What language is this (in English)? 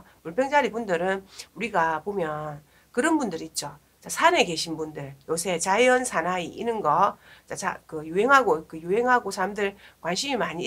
Korean